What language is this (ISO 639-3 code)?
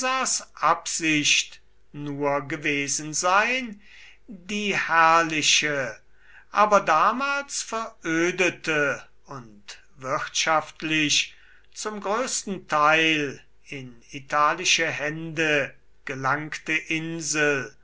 deu